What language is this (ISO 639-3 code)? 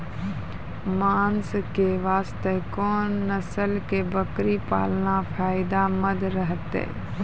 mai